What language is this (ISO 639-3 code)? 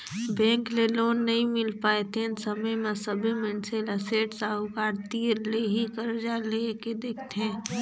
hne